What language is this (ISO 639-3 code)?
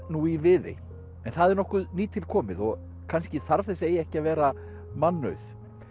isl